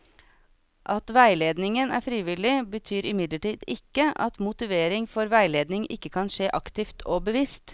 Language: Norwegian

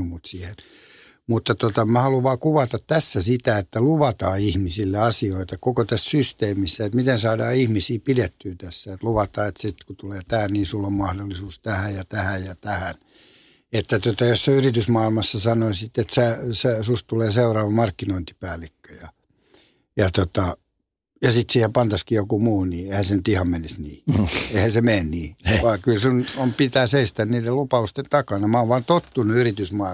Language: Finnish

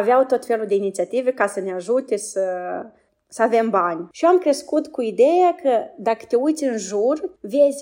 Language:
Romanian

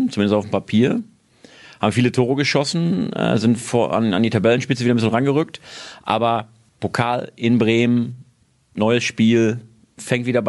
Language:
German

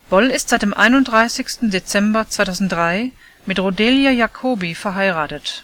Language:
German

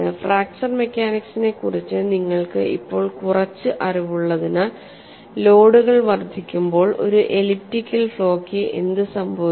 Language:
Malayalam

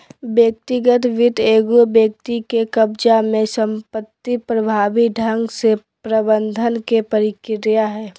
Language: Magahi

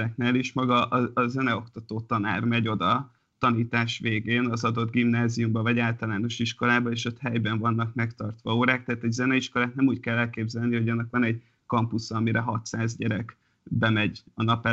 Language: Hungarian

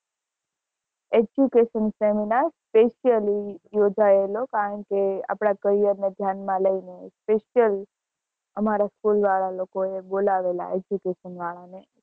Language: Gujarati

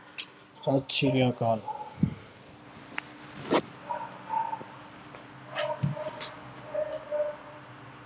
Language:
Punjabi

